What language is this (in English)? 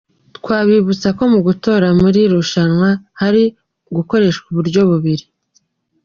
Kinyarwanda